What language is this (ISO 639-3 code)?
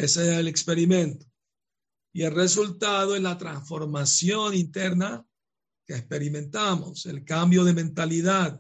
spa